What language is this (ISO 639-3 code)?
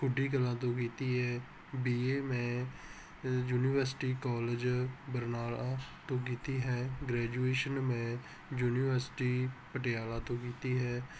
pan